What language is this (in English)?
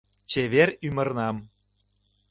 Mari